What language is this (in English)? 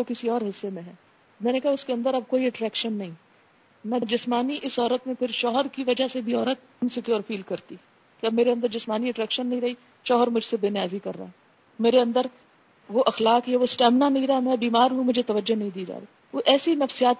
Urdu